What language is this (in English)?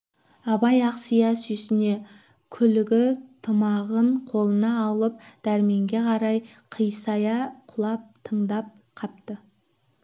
Kazakh